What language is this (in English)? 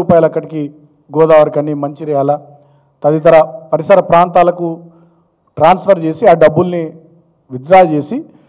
Telugu